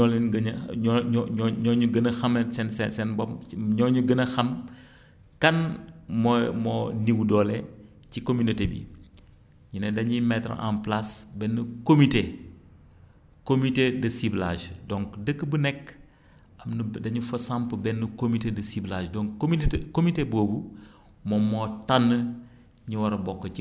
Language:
Wolof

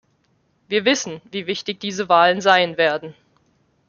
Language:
German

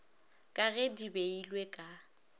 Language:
Northern Sotho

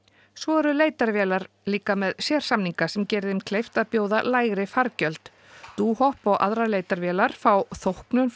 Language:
Icelandic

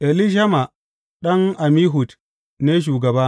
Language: Hausa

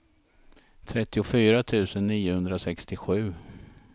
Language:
Swedish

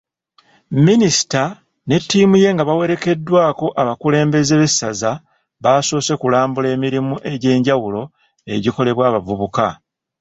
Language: Ganda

